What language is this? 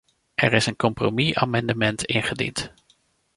Dutch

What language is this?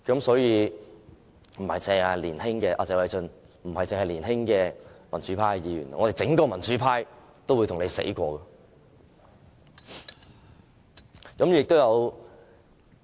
Cantonese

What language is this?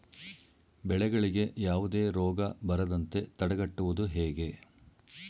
Kannada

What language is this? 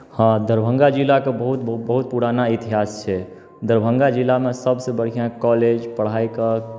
Maithili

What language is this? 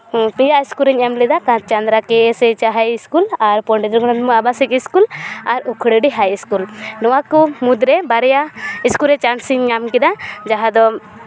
Santali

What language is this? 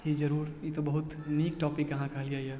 Maithili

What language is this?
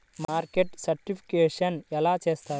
Telugu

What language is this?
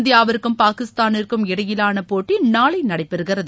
Tamil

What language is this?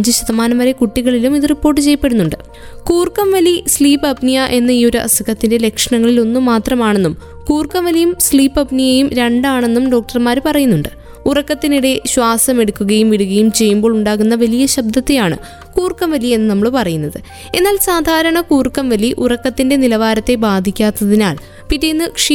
Malayalam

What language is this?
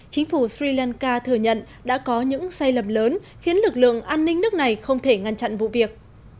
Vietnamese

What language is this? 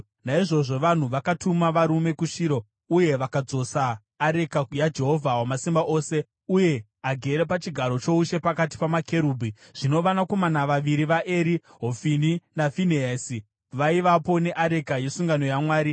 Shona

